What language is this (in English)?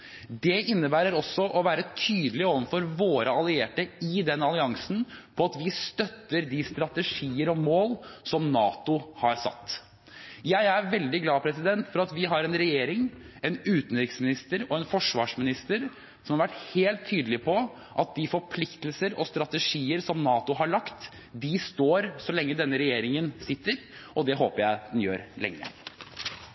Norwegian Bokmål